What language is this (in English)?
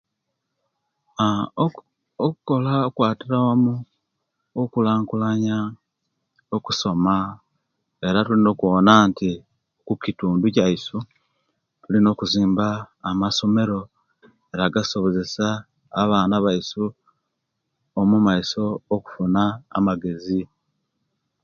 Kenyi